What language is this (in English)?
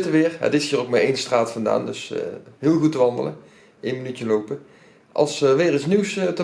Dutch